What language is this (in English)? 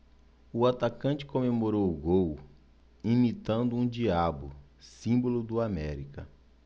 Portuguese